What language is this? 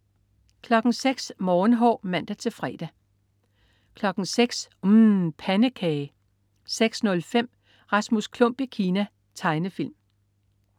Danish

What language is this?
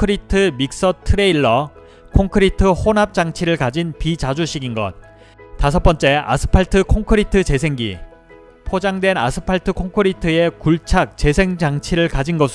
Korean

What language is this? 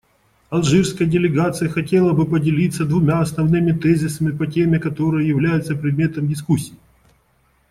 Russian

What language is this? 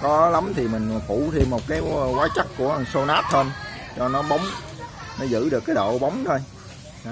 Vietnamese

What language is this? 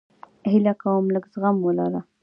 Pashto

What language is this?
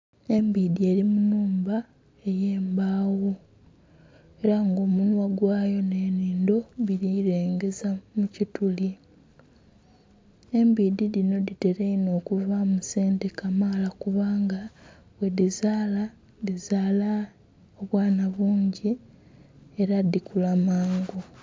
Soga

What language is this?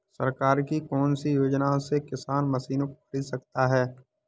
Hindi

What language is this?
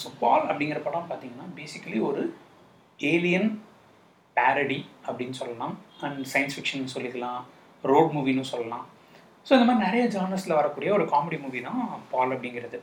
Tamil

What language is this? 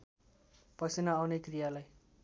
Nepali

